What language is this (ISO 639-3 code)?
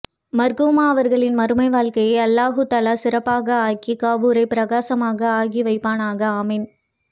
tam